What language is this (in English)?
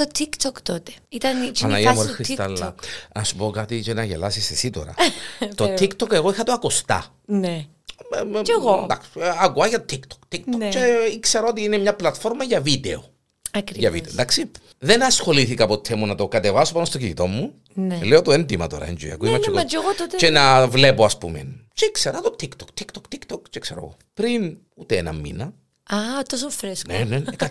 Greek